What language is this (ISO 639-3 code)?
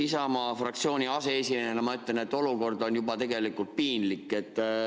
est